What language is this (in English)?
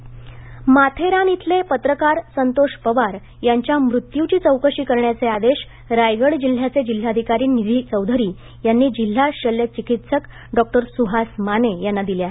Marathi